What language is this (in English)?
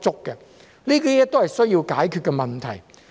Cantonese